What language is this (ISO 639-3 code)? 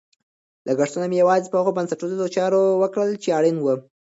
pus